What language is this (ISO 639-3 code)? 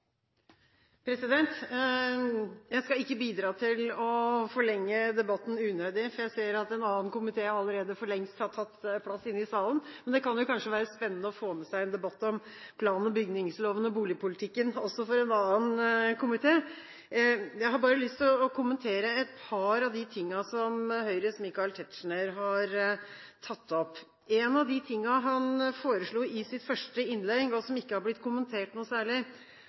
nob